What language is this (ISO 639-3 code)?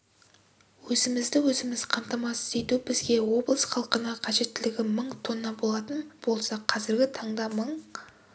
kaz